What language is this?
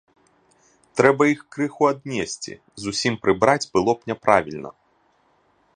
Belarusian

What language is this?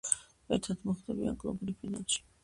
Georgian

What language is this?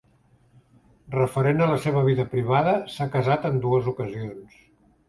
Catalan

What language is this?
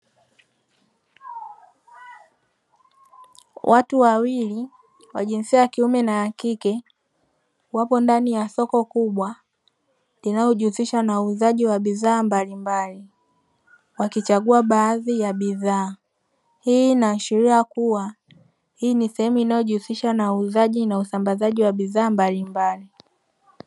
Swahili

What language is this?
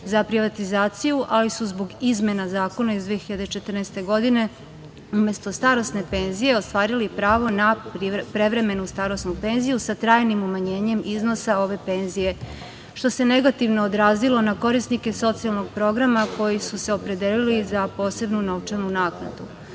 Serbian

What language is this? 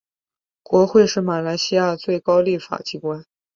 Chinese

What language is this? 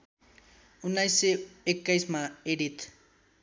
Nepali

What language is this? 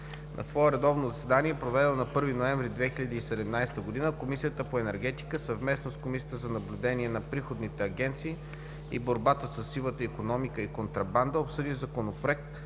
Bulgarian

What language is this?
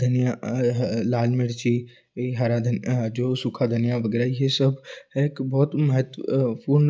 Hindi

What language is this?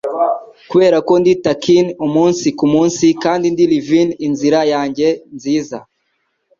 Kinyarwanda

